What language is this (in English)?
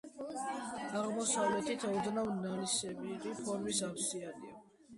Georgian